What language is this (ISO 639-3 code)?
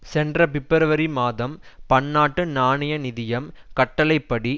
tam